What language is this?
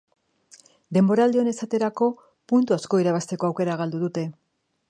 Basque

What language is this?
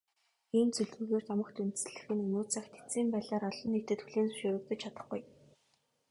Mongolian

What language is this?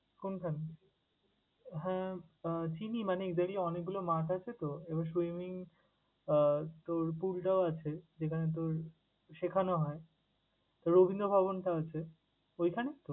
Bangla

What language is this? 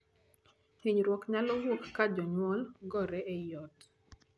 Luo (Kenya and Tanzania)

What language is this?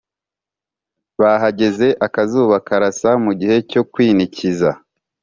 Kinyarwanda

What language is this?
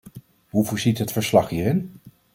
Dutch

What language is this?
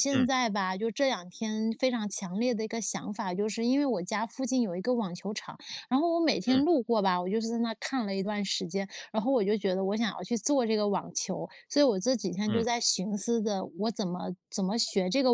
Chinese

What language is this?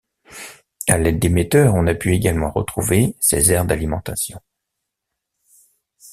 French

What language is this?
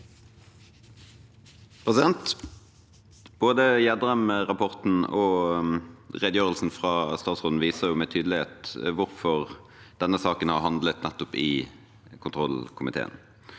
Norwegian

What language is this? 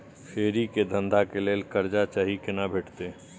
Maithili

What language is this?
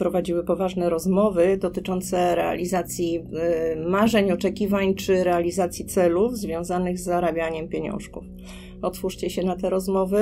Polish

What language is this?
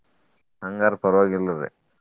Kannada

